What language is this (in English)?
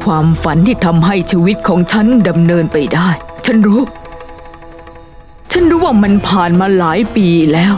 Thai